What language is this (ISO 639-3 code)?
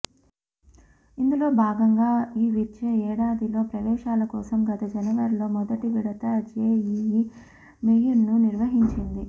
tel